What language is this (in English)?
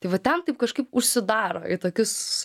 Lithuanian